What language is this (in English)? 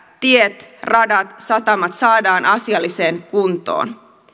Finnish